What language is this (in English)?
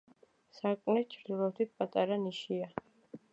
Georgian